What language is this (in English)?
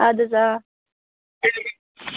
Kashmiri